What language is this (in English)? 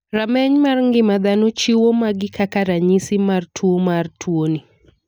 Luo (Kenya and Tanzania)